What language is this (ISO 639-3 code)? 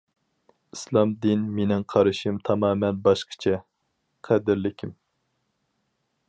uig